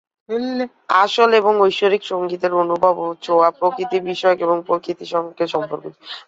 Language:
Bangla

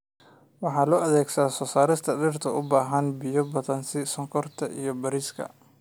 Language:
Somali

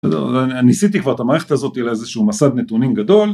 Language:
Hebrew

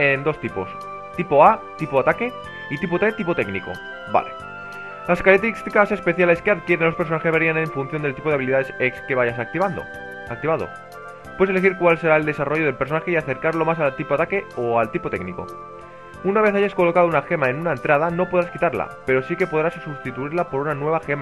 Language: Spanish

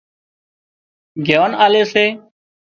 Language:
Wadiyara Koli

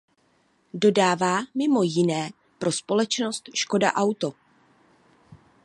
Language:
Czech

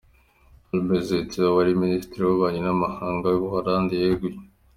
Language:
Kinyarwanda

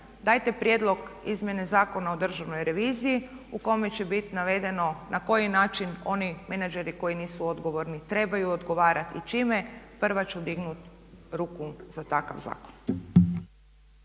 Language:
Croatian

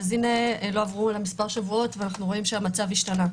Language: Hebrew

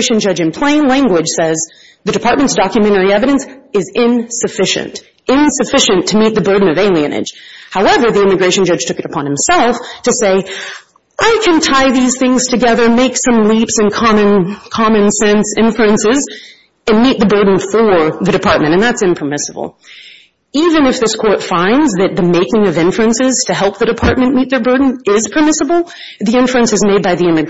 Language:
English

